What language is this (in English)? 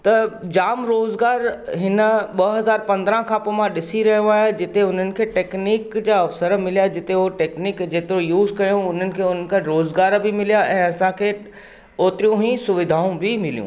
Sindhi